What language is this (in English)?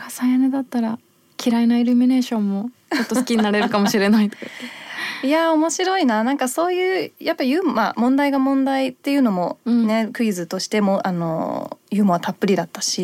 Japanese